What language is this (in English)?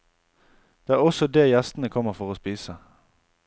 Norwegian